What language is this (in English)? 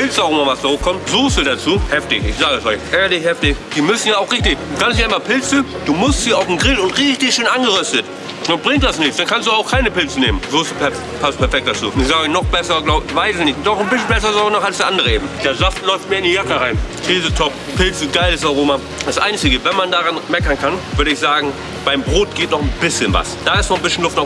German